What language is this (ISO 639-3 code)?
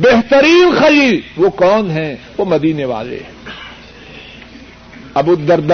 urd